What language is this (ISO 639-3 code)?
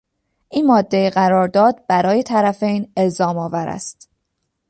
fas